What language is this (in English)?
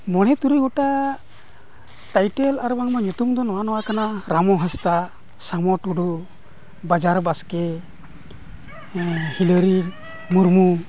Santali